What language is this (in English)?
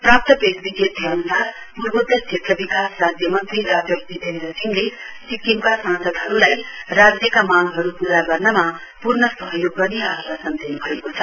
Nepali